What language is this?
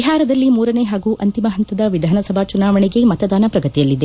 Kannada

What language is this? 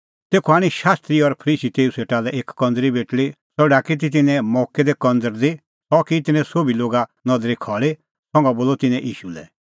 Kullu Pahari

